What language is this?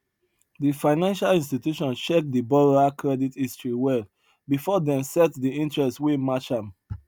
Nigerian Pidgin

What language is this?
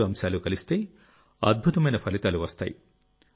Telugu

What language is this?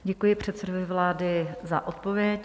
Czech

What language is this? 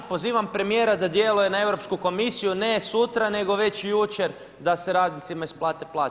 Croatian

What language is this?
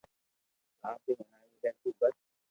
Loarki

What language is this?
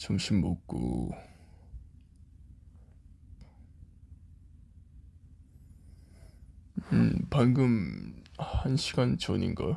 Korean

